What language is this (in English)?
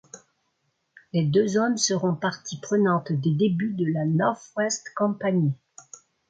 French